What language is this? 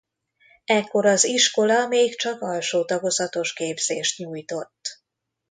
Hungarian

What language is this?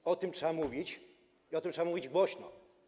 Polish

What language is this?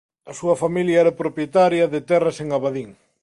Galician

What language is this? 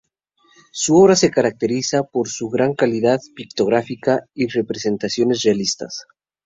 Spanish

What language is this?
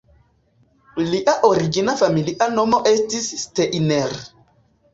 Esperanto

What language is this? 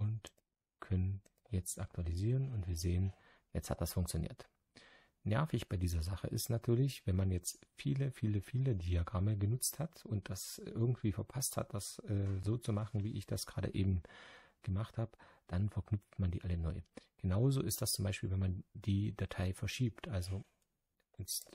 German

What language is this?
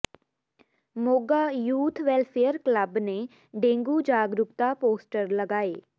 Punjabi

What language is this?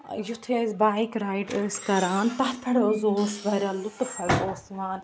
Kashmiri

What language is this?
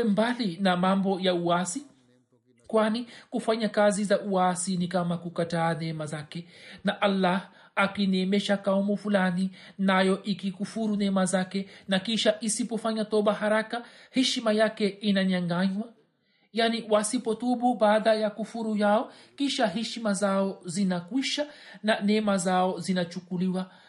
Swahili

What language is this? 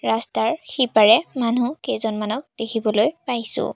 Assamese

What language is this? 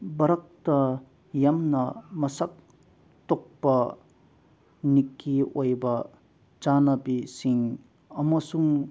Manipuri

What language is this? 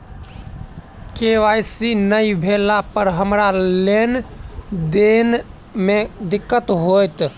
Maithili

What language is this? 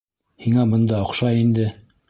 Bashkir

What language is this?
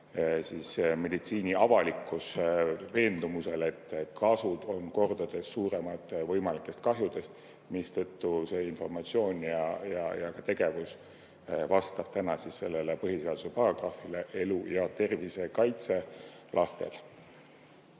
Estonian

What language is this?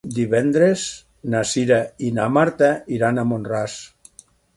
Catalan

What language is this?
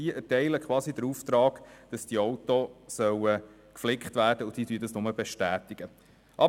Swiss German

